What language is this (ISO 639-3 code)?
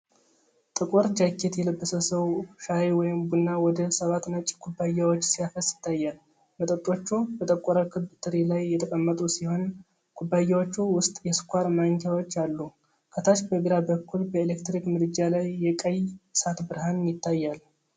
amh